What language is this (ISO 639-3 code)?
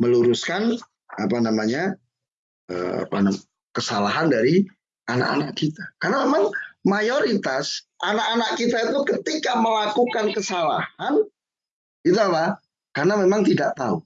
ind